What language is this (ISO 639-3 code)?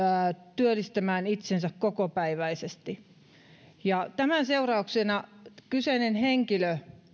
fin